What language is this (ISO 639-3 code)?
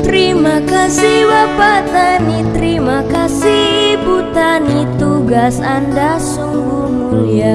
ind